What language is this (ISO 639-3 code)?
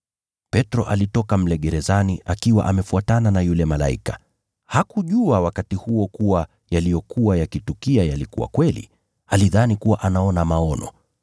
swa